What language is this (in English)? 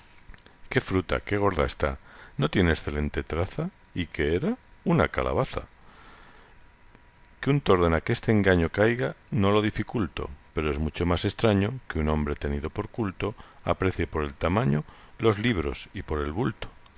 Spanish